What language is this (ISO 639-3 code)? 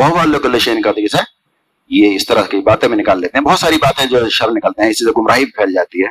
urd